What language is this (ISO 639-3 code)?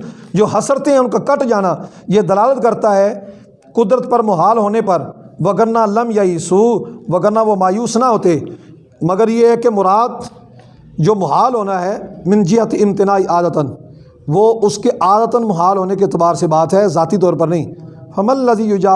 urd